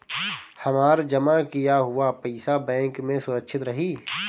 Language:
Bhojpuri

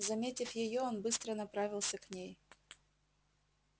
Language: Russian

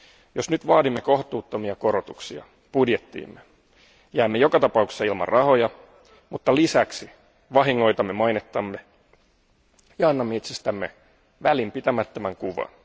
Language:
Finnish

